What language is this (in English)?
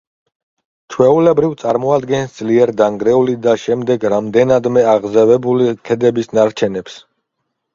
Georgian